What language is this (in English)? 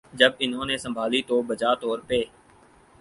Urdu